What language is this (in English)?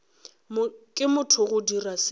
Northern Sotho